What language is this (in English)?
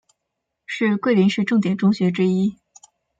Chinese